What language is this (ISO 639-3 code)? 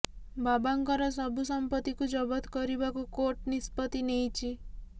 ori